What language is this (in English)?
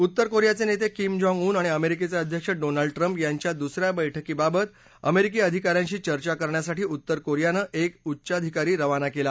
Marathi